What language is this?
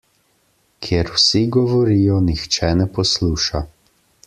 Slovenian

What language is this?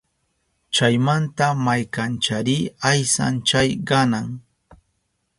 Southern Pastaza Quechua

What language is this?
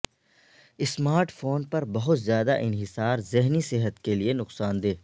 Urdu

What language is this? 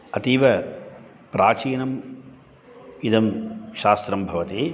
Sanskrit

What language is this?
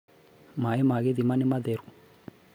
Kikuyu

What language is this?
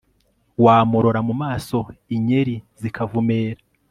Kinyarwanda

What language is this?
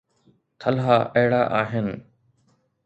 Sindhi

